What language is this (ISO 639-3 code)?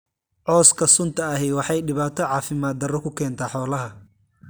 som